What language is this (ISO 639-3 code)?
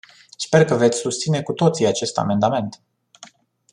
ron